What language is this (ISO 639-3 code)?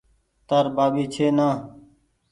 gig